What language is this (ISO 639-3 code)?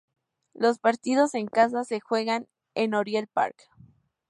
spa